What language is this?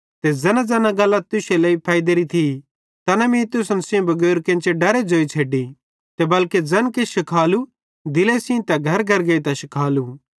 Bhadrawahi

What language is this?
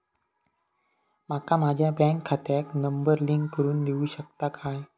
Marathi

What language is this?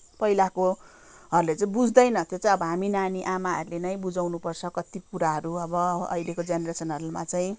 Nepali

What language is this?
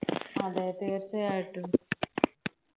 Malayalam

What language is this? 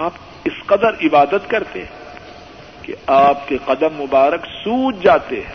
Urdu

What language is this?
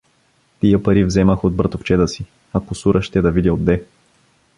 Bulgarian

